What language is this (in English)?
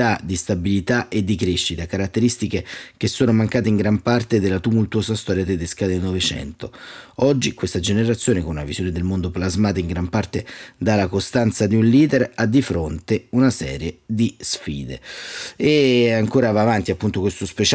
Italian